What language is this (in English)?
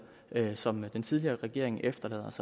Danish